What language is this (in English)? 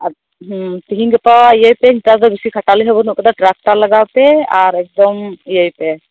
Santali